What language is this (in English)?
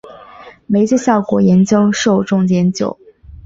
Chinese